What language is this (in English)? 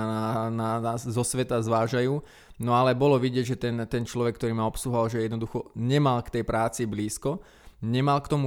Slovak